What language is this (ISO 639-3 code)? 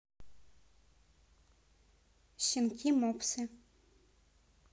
rus